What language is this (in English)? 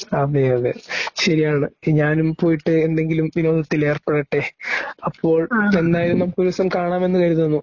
Malayalam